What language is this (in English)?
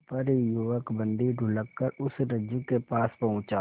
Hindi